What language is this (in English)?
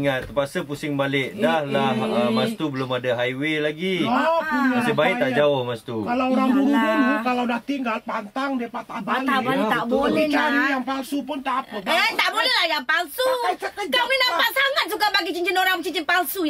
Malay